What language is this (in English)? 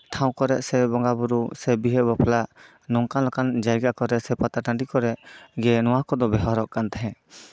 Santali